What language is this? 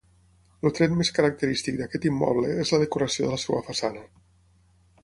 Catalan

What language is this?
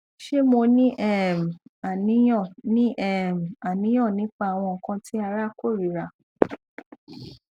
Yoruba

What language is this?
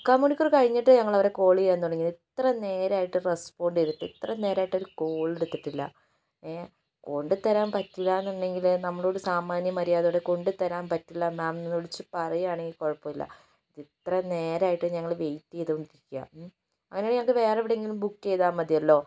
Malayalam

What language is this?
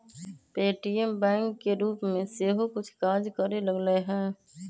Magahi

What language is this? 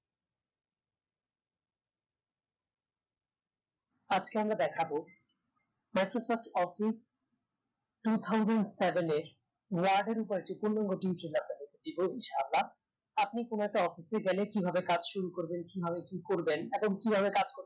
Bangla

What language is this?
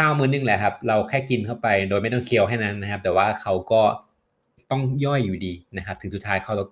Thai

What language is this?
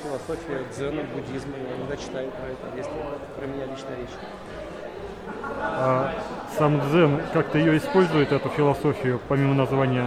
Russian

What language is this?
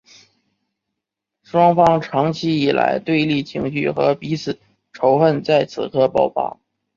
Chinese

